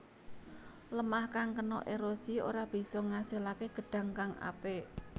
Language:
Javanese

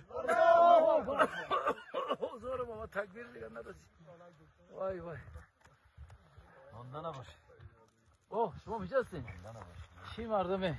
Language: Turkish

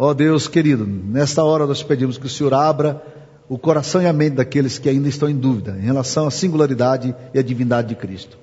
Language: Portuguese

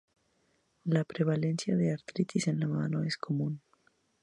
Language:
Spanish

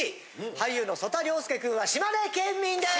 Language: Japanese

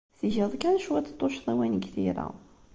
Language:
Kabyle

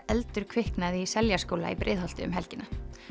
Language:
Icelandic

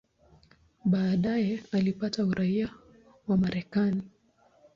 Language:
Swahili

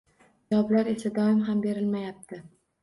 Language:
Uzbek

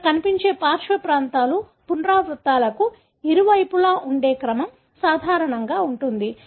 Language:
Telugu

